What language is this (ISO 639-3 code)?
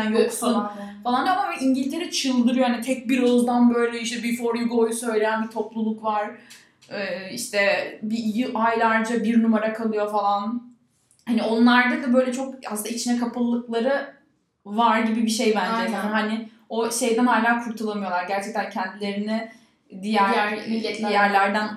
tur